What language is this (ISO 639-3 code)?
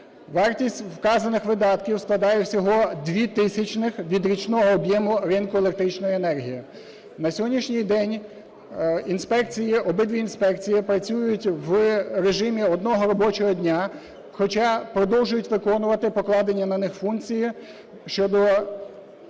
ukr